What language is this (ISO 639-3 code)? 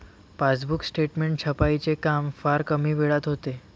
mar